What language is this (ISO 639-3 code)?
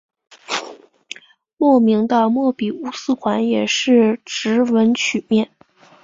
zho